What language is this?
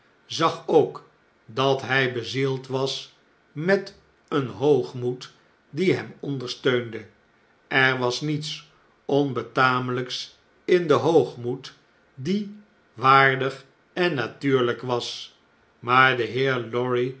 Dutch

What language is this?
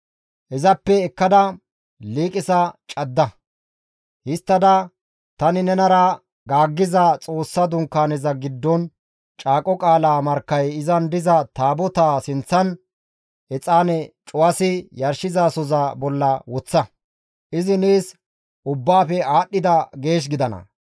Gamo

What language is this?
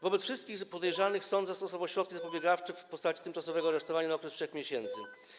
Polish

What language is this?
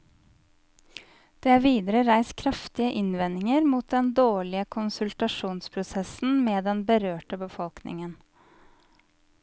Norwegian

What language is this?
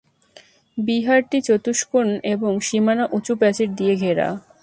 Bangla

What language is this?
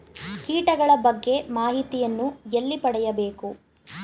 Kannada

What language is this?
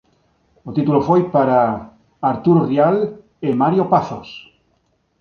Galician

